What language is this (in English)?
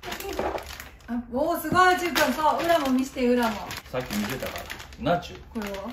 Japanese